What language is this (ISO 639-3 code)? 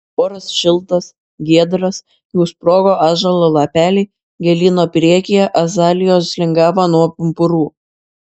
lit